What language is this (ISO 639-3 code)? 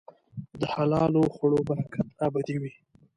pus